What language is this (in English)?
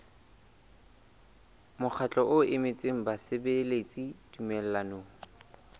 Southern Sotho